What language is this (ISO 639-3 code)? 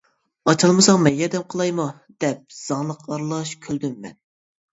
uig